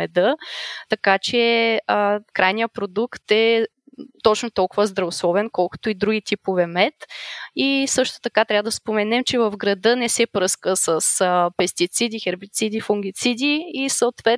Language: Bulgarian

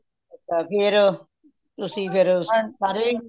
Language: Punjabi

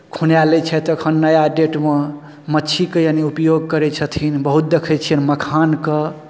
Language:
Maithili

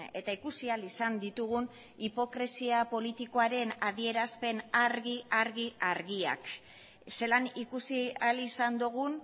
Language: Basque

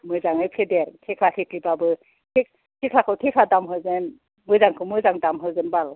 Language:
Bodo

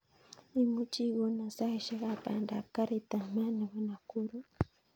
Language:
Kalenjin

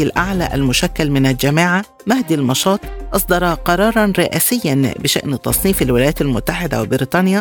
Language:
Arabic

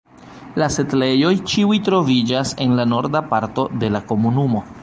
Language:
Esperanto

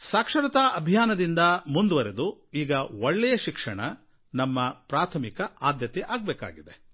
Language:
Kannada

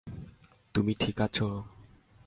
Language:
Bangla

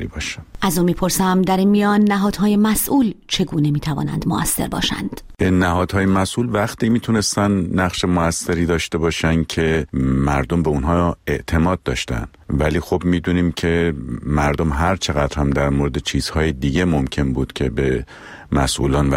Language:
Persian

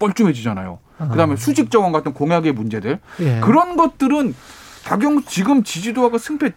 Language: Korean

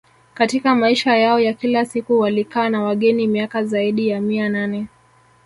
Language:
Swahili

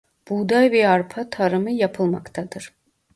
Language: Turkish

